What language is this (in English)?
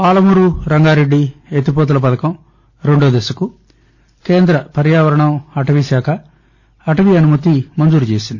Telugu